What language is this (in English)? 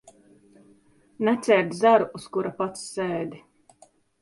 Latvian